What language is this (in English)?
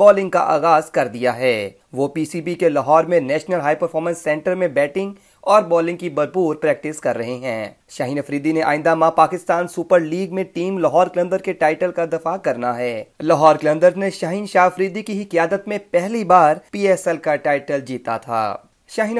Urdu